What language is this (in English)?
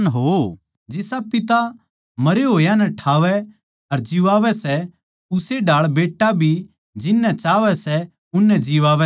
Haryanvi